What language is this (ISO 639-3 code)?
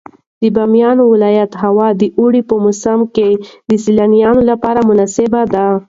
pus